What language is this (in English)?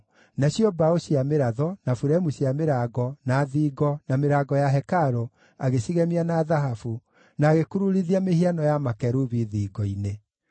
Kikuyu